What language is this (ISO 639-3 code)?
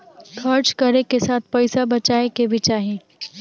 bho